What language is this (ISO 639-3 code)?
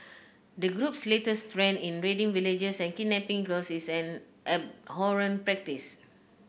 eng